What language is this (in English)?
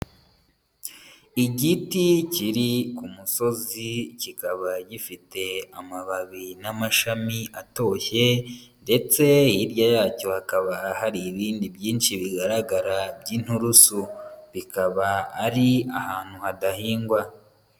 Kinyarwanda